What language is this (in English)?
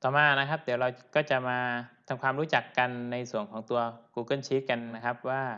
Thai